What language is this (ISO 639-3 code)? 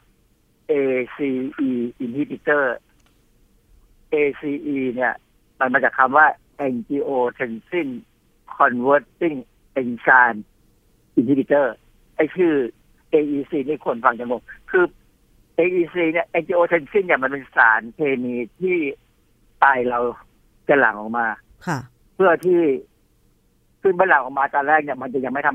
tha